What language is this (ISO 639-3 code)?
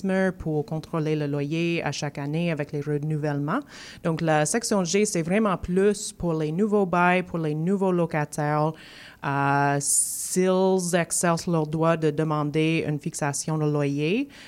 fra